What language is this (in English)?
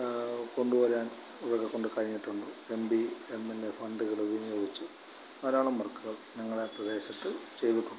Malayalam